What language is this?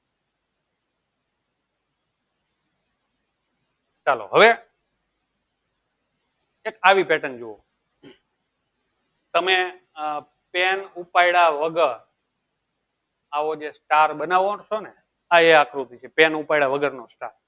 Gujarati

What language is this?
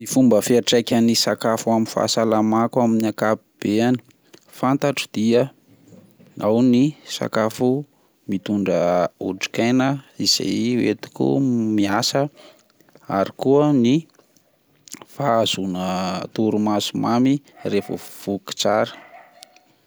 Malagasy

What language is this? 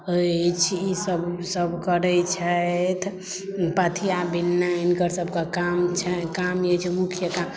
Maithili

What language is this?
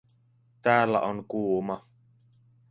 Finnish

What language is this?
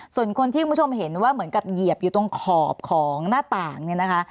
Thai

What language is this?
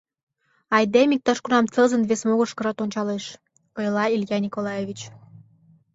Mari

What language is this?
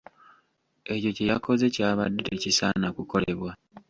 Ganda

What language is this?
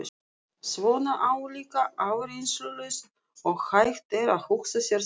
Icelandic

